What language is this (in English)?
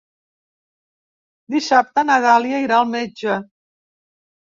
Catalan